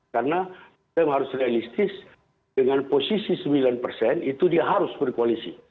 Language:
Indonesian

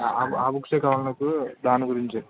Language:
Telugu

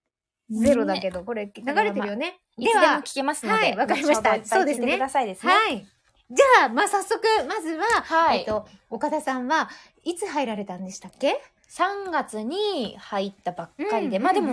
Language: Japanese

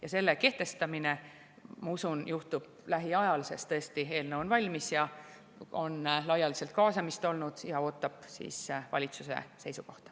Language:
Estonian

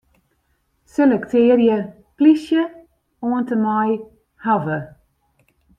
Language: Western Frisian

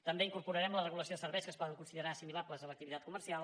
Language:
Catalan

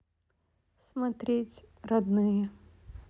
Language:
Russian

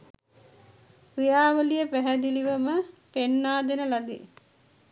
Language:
Sinhala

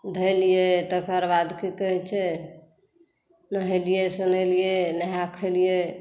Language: Maithili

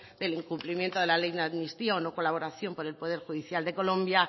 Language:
Spanish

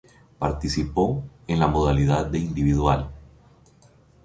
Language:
Spanish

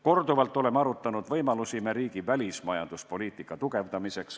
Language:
Estonian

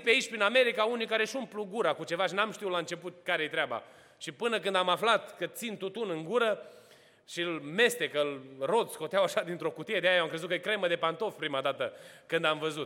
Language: Romanian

